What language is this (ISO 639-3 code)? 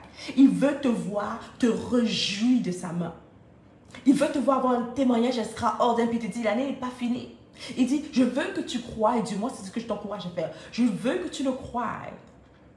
fra